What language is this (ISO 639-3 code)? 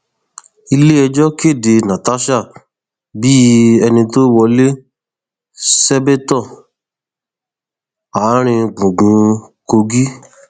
yor